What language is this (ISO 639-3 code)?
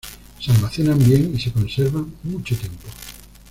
spa